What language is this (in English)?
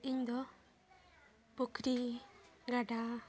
Santali